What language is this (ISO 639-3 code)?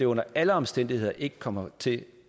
dan